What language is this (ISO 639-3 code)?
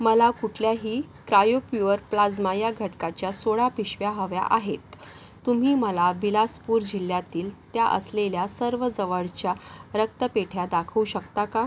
mar